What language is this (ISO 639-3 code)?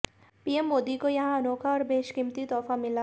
hin